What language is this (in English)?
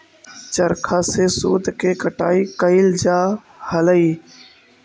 Magahi